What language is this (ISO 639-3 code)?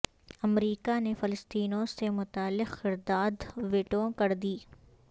urd